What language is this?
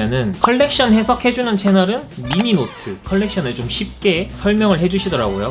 Korean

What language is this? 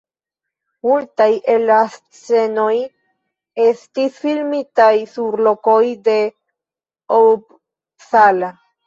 Esperanto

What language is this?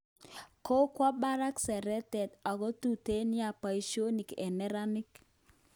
Kalenjin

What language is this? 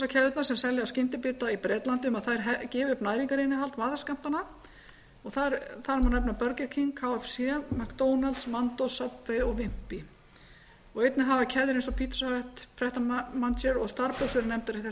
Icelandic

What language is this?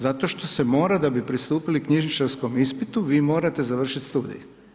Croatian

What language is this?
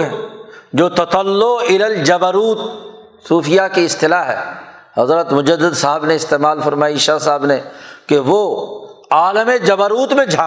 Urdu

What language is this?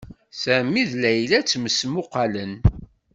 Kabyle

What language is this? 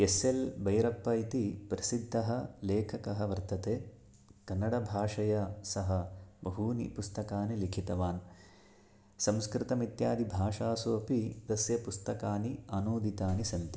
Sanskrit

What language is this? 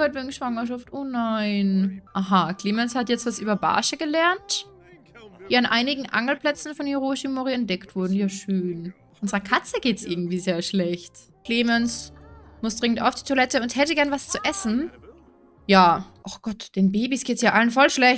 German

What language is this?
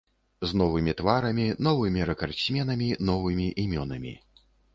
Belarusian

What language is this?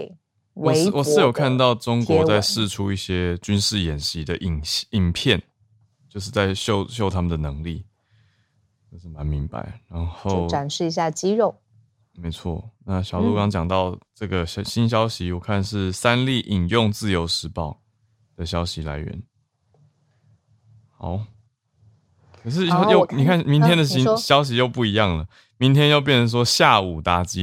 Chinese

